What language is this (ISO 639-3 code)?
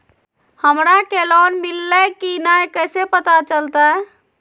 mag